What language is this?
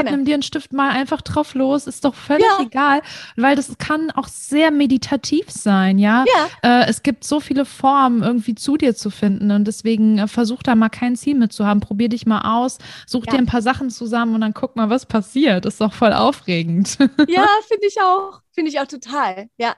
German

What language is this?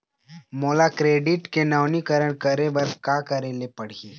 Chhattisgarhi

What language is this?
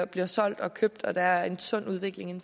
Danish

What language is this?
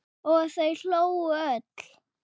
Icelandic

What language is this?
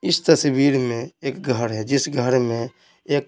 Hindi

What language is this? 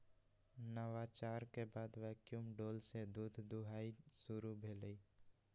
Magahi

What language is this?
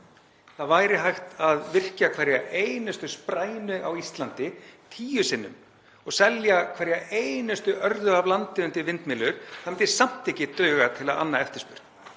Icelandic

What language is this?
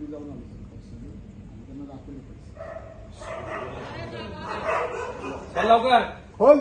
Arabic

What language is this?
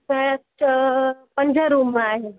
Sindhi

